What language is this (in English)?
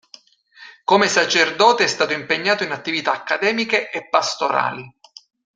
Italian